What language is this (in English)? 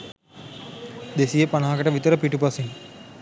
Sinhala